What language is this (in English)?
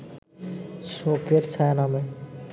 Bangla